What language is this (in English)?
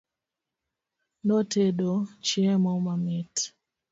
Luo (Kenya and Tanzania)